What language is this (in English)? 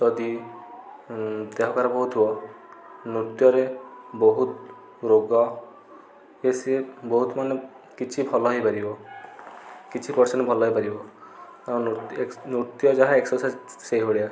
Odia